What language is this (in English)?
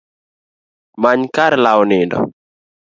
Luo (Kenya and Tanzania)